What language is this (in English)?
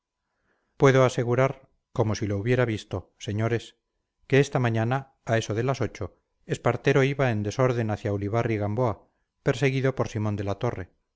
Spanish